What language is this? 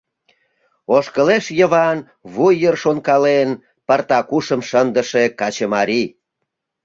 Mari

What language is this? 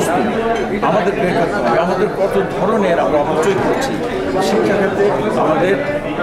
Romanian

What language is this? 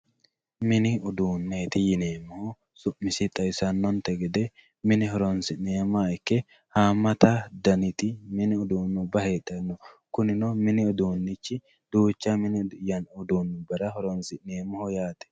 Sidamo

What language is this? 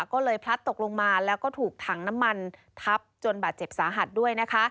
Thai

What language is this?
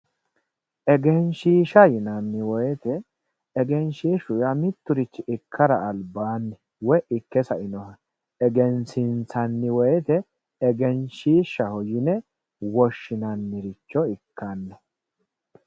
Sidamo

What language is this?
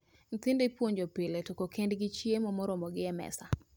Luo (Kenya and Tanzania)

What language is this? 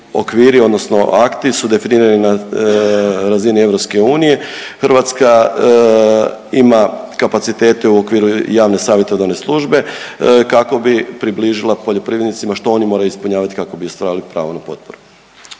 Croatian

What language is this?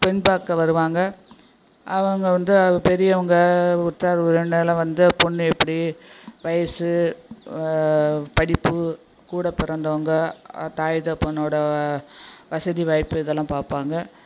Tamil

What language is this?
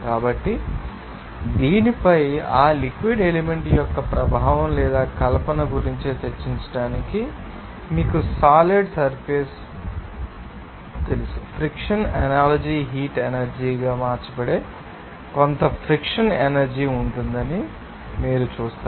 Telugu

